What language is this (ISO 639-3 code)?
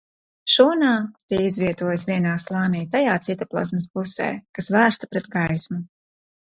lav